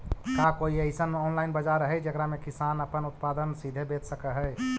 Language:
Magahi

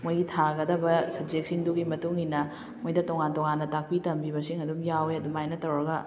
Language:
Manipuri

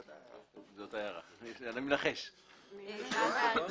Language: Hebrew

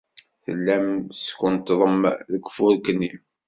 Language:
Kabyle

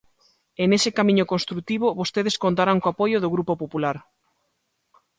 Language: Galician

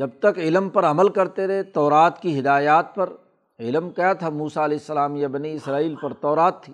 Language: Urdu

